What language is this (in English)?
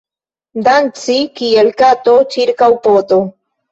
Esperanto